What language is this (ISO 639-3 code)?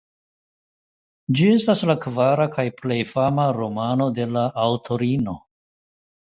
epo